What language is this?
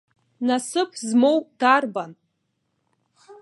Abkhazian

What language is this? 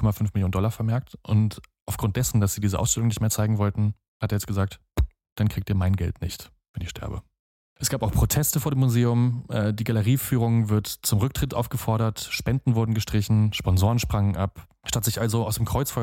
German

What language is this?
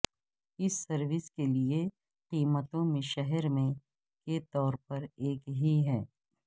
Urdu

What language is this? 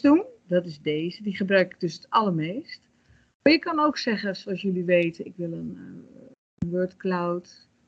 Dutch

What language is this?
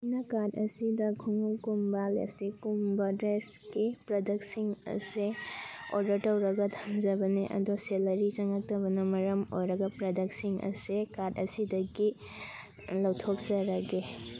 Manipuri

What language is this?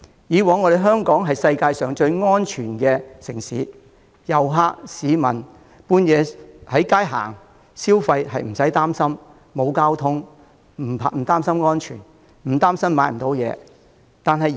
Cantonese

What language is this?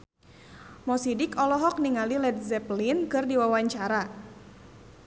Sundanese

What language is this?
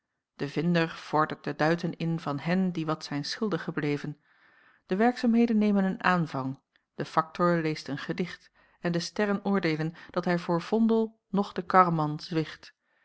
Dutch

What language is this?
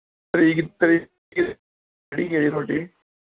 Punjabi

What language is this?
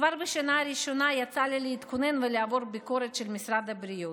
Hebrew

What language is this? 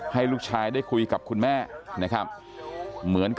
Thai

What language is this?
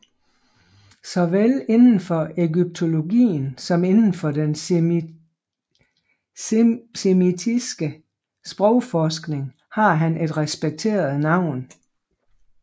Danish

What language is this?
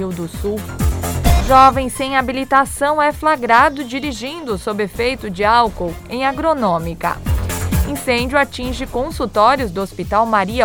Portuguese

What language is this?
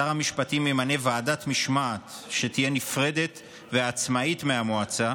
Hebrew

